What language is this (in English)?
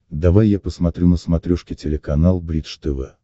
Russian